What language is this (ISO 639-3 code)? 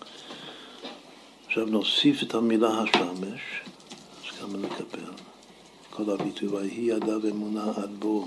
heb